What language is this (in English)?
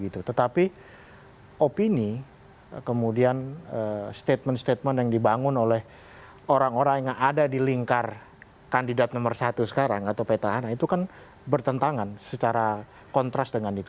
Indonesian